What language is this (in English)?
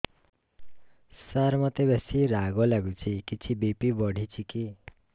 Odia